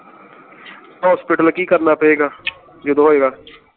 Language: Punjabi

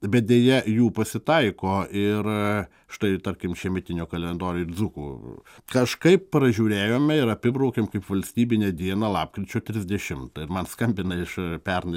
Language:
Lithuanian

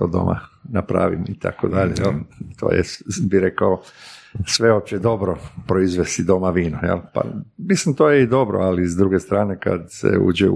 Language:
Croatian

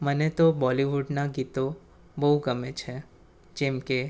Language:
Gujarati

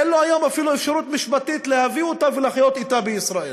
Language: Hebrew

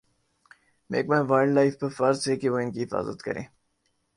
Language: Urdu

